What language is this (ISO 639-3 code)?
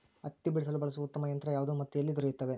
kan